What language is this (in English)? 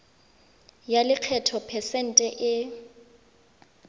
Tswana